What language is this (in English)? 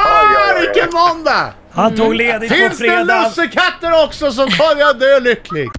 Swedish